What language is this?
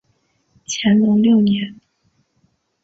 Chinese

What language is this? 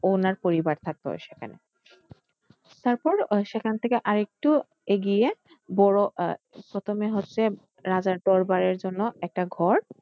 Bangla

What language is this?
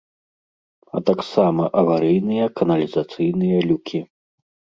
Belarusian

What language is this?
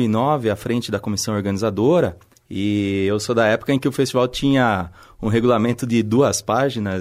Portuguese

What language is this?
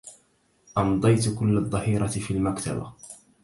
Arabic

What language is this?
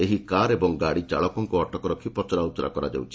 Odia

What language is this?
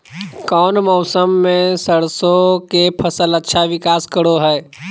Magahi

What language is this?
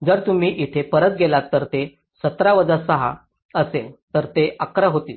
Marathi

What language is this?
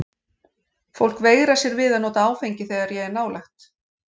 Icelandic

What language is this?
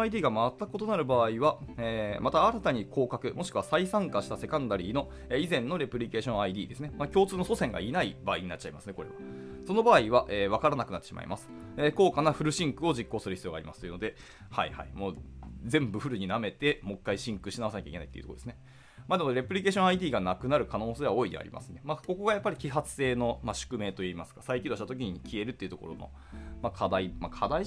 Japanese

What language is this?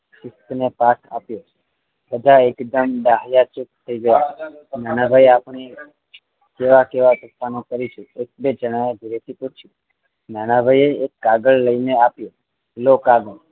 Gujarati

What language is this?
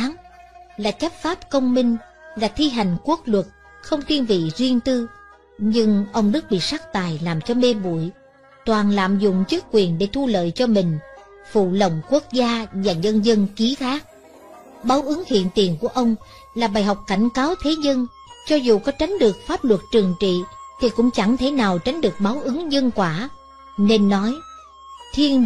Vietnamese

